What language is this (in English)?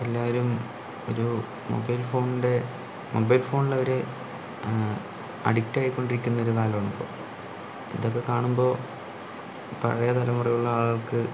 Malayalam